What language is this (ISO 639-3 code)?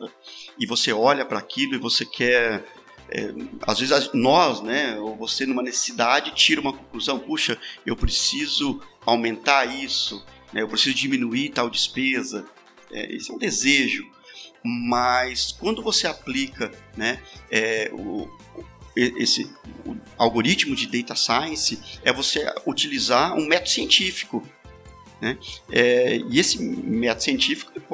por